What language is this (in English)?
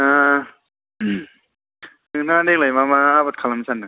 Bodo